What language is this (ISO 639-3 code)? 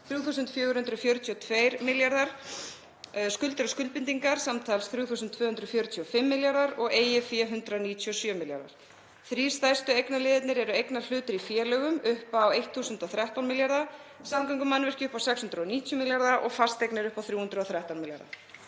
isl